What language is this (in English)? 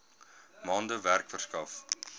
Afrikaans